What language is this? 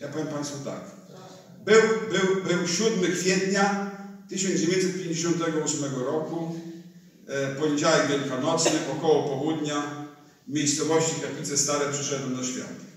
Polish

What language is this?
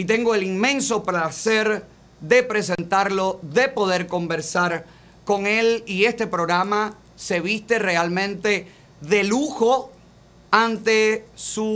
Spanish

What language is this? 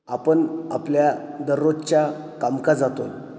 Marathi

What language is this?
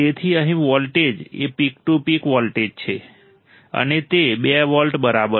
Gujarati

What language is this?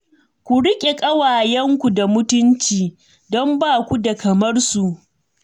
Hausa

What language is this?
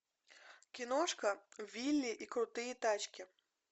Russian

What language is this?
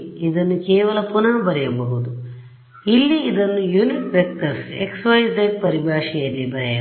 Kannada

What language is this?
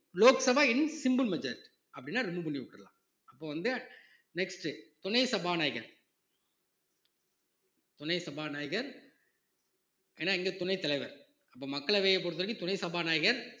Tamil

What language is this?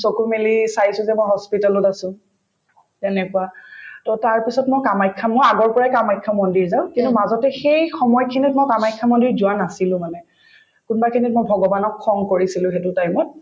Assamese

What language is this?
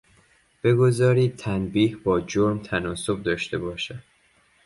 Persian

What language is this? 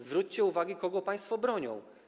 Polish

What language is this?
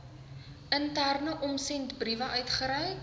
Afrikaans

